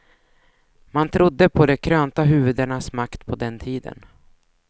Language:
Swedish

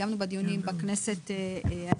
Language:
Hebrew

